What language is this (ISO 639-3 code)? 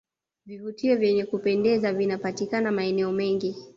swa